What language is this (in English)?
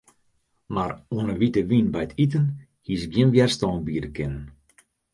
Western Frisian